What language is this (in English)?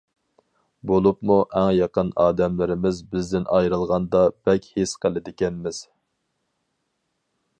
Uyghur